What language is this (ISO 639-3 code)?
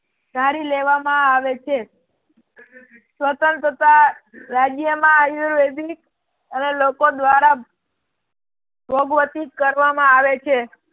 guj